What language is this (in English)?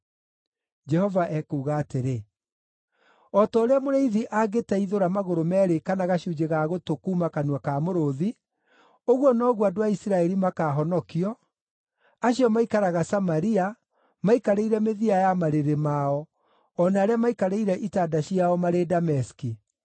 Kikuyu